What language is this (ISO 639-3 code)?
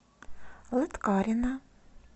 rus